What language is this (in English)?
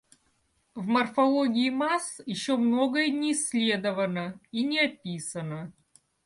Russian